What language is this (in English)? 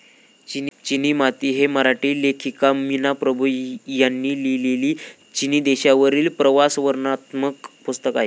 Marathi